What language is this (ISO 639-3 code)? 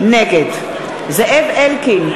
heb